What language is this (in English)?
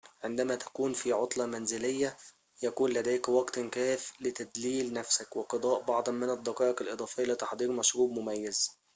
Arabic